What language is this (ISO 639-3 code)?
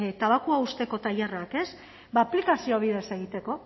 eus